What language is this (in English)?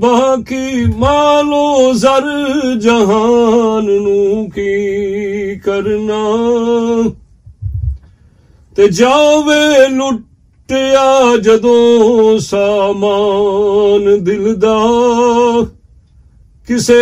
Romanian